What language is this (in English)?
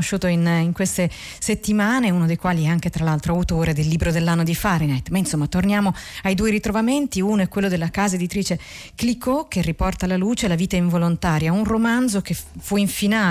Italian